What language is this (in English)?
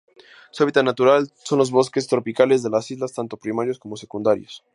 Spanish